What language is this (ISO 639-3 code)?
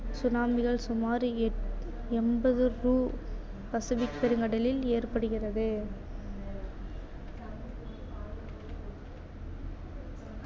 tam